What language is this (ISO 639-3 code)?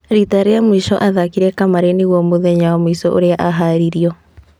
kik